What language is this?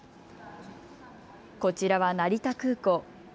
Japanese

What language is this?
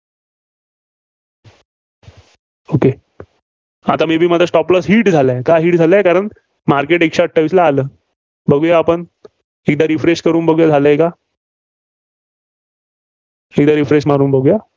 Marathi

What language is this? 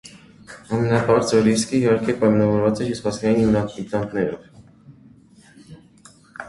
Armenian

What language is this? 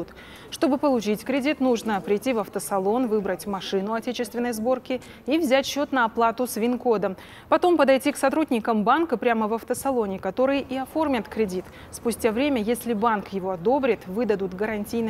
Russian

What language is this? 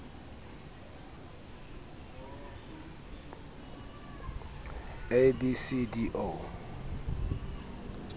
Southern Sotho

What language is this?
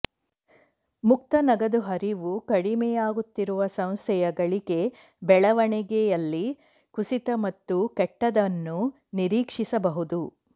Kannada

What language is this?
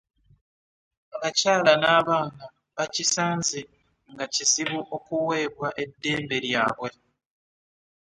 Ganda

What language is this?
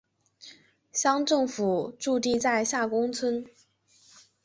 Chinese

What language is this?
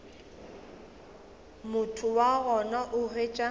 Northern Sotho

